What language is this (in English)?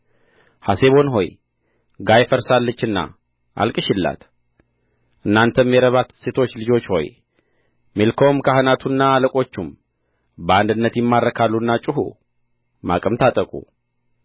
Amharic